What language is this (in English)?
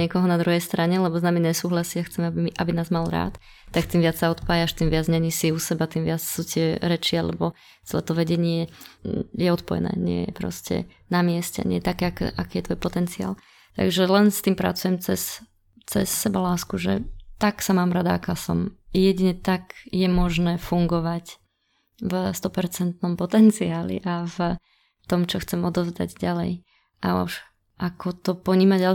Slovak